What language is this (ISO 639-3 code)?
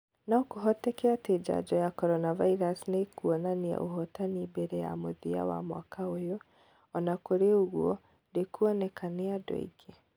kik